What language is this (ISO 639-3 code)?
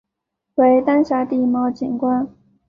zho